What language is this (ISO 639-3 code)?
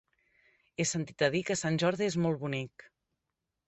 cat